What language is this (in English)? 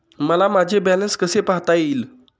Marathi